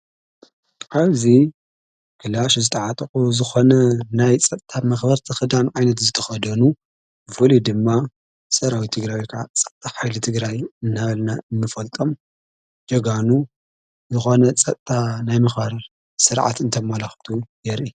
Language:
Tigrinya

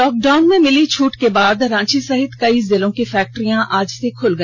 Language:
Hindi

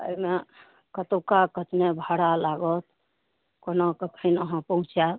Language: Maithili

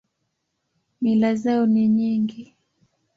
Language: Swahili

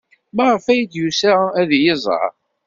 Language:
Kabyle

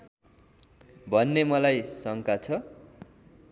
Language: Nepali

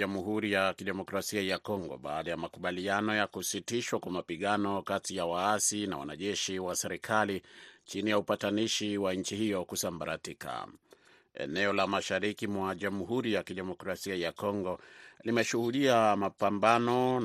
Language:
Swahili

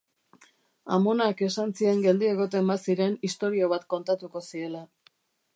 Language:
Basque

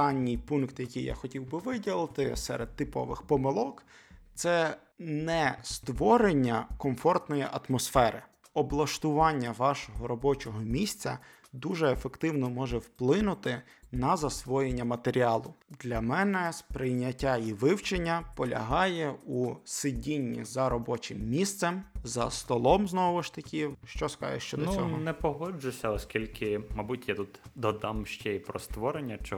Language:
Ukrainian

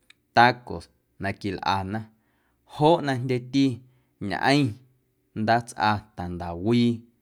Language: Guerrero Amuzgo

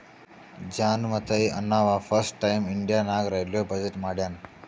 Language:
Kannada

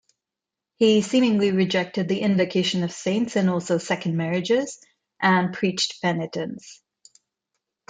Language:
English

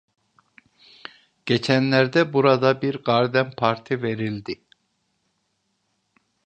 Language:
Turkish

